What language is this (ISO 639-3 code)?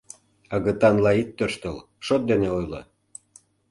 chm